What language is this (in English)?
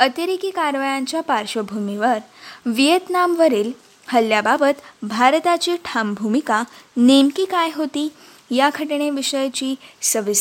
Marathi